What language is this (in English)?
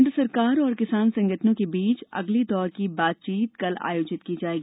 Hindi